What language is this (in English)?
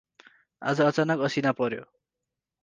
Nepali